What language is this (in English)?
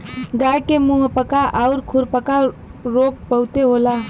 Bhojpuri